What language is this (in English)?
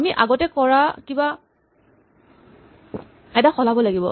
Assamese